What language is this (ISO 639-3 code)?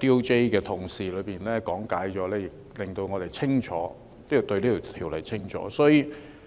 yue